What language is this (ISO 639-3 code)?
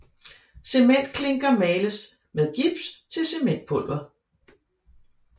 dan